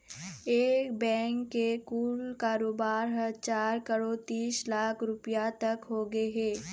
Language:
Chhattisgarhi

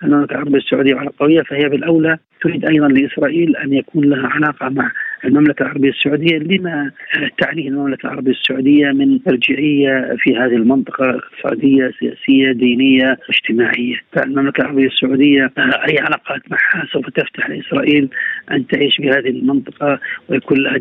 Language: Arabic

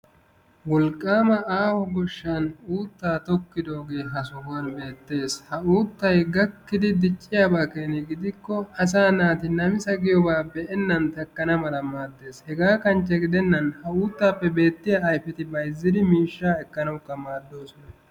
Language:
Wolaytta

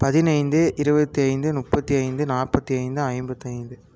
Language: Tamil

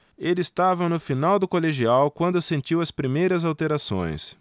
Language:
Portuguese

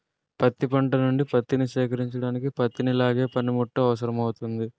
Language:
Telugu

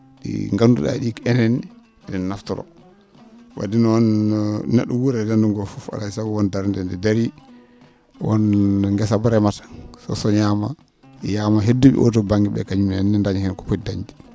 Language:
Fula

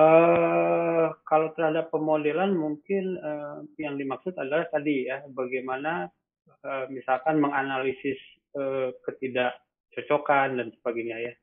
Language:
Indonesian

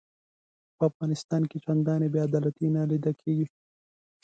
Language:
Pashto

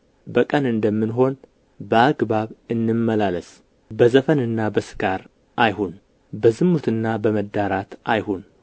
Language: Amharic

